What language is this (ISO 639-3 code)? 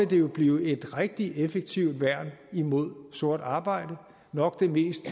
dan